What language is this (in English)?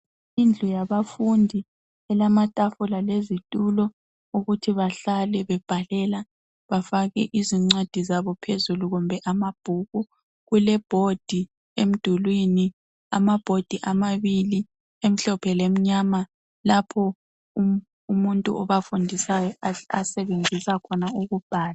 North Ndebele